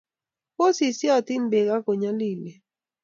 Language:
Kalenjin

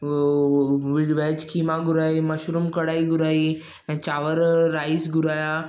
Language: Sindhi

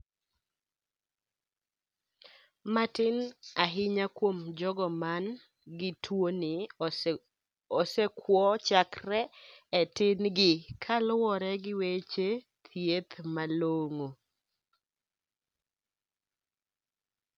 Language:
Luo (Kenya and Tanzania)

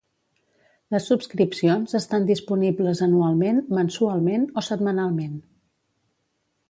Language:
Catalan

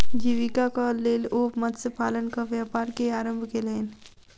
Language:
Maithili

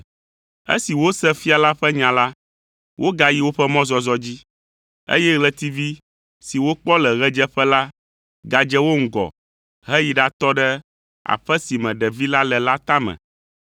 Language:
Ewe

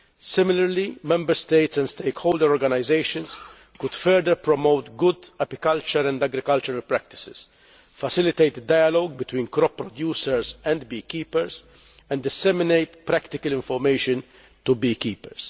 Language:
English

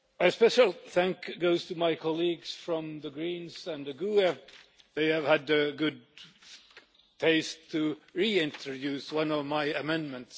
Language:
English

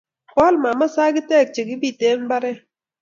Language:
Kalenjin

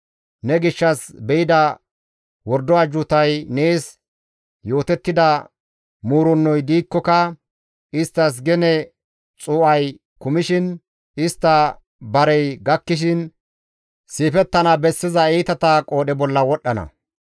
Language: Gamo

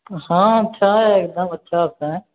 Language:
Maithili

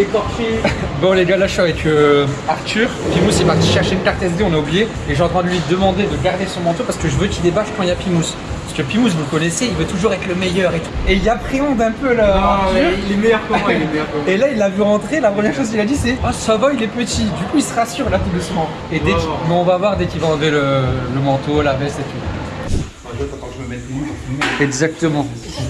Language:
French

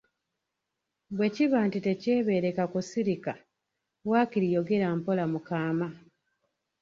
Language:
Ganda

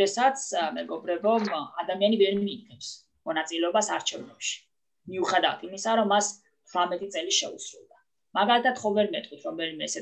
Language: Italian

